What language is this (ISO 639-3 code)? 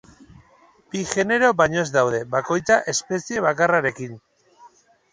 eus